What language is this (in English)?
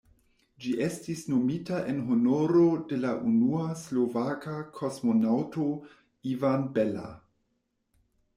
Esperanto